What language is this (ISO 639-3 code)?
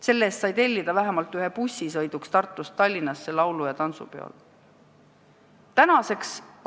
est